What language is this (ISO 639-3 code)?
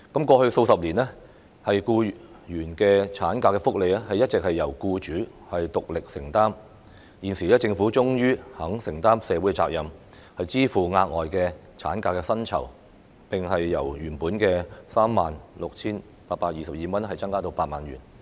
yue